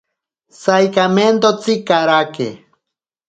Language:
Ashéninka Perené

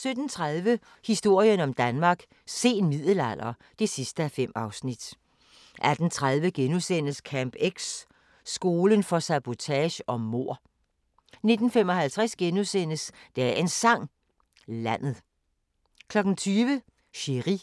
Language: Danish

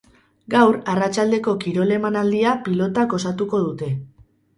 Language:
Basque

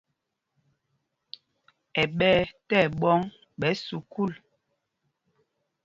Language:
Mpumpong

